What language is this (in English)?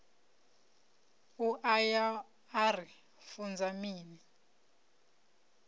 Venda